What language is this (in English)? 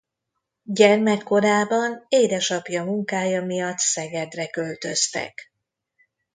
Hungarian